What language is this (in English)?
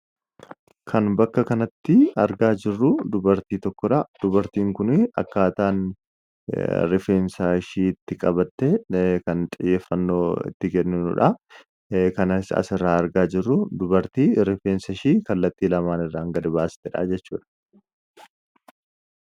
Oromo